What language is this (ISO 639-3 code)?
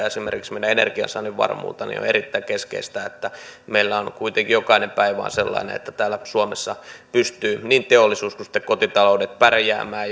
fin